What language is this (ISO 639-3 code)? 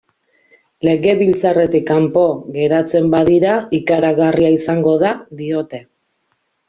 eus